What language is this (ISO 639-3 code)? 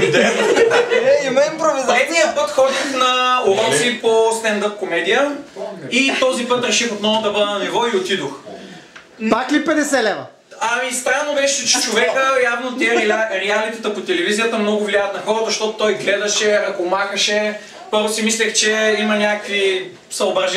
bul